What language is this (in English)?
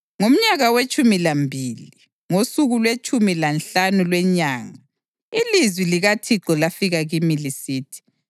North Ndebele